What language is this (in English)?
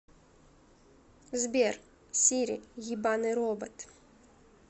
Russian